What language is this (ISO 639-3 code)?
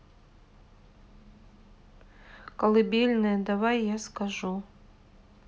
rus